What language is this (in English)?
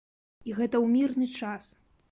Belarusian